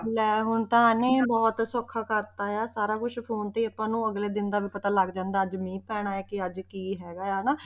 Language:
Punjabi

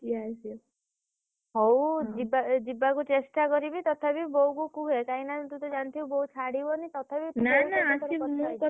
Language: Odia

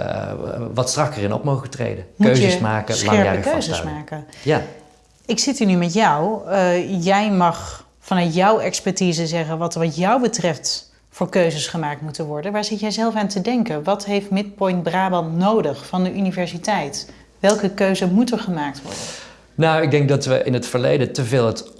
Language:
Dutch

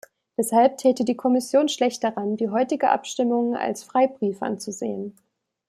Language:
German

